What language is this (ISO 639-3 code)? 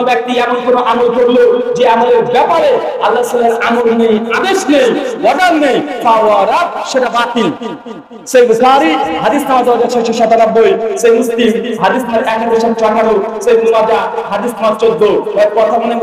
tur